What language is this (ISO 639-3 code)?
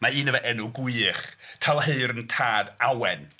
cym